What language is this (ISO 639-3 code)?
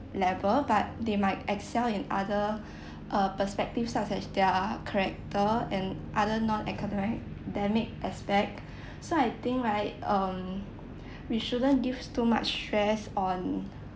eng